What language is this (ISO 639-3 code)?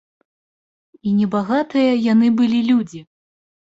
bel